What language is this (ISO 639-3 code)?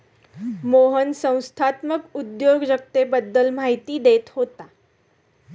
mar